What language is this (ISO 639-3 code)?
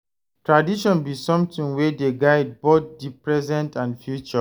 pcm